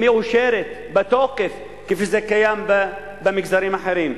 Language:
Hebrew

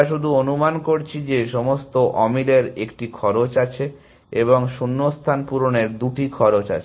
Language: Bangla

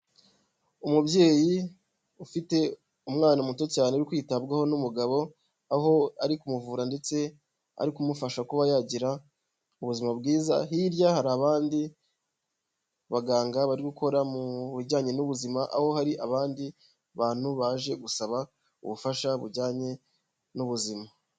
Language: Kinyarwanda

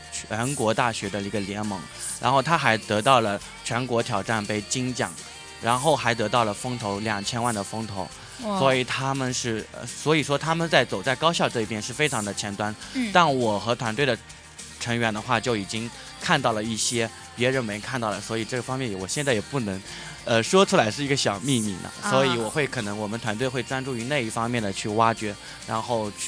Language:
Chinese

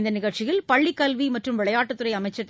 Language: Tamil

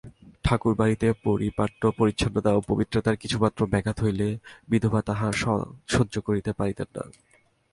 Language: Bangla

